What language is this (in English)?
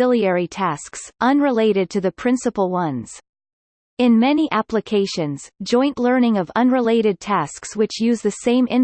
English